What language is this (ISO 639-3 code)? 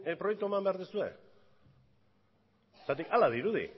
eus